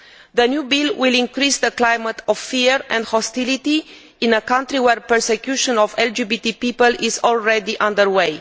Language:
English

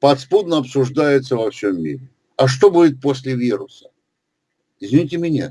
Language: Russian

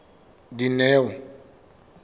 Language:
Southern Sotho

